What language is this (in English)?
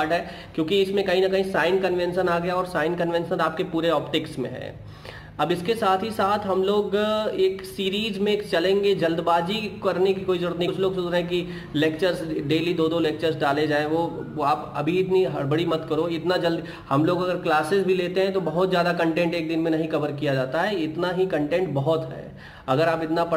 Hindi